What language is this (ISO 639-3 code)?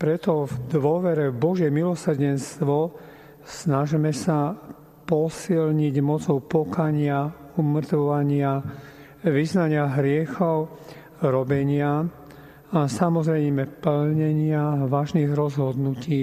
slk